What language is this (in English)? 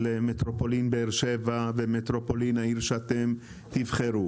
Hebrew